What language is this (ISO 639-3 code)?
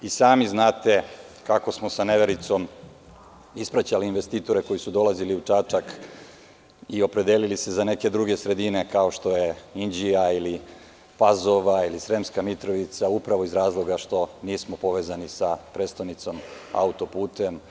srp